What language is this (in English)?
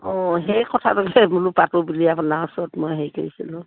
Assamese